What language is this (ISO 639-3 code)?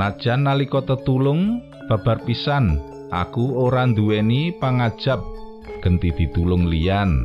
ind